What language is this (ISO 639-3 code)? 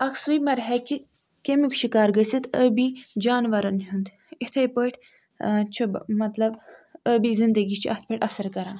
kas